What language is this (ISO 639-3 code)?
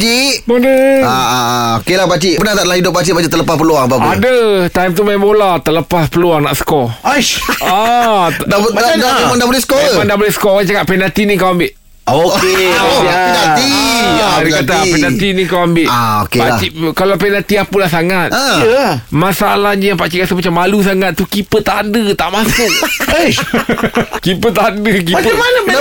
msa